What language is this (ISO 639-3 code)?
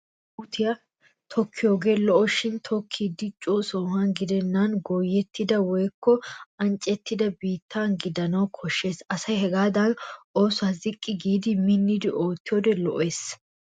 wal